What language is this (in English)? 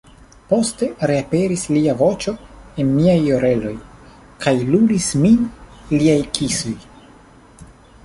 Esperanto